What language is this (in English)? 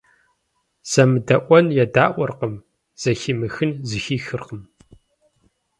Kabardian